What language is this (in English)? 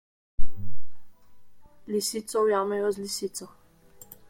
Slovenian